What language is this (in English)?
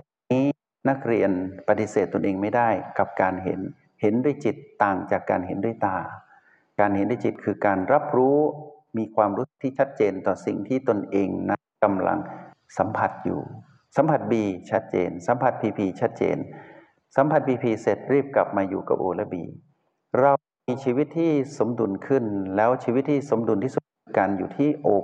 Thai